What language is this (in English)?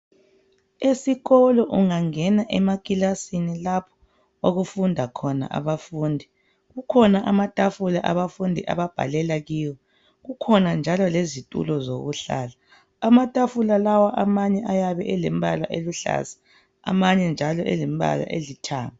North Ndebele